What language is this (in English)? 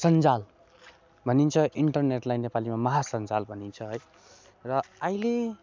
Nepali